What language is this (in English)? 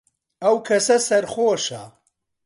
Central Kurdish